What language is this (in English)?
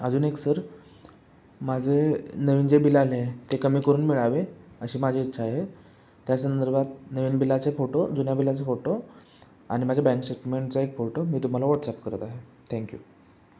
Marathi